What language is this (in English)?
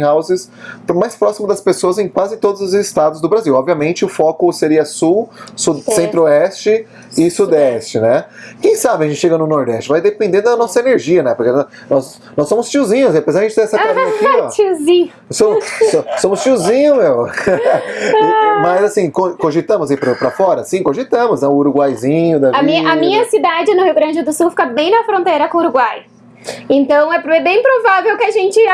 Portuguese